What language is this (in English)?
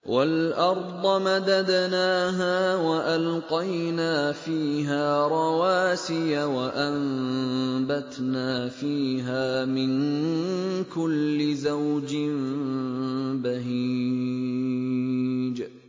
Arabic